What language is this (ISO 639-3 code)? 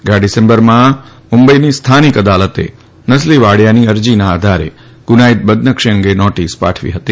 guj